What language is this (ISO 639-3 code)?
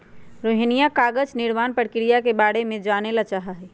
mag